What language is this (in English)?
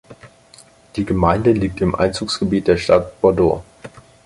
German